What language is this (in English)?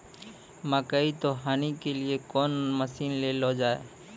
Maithili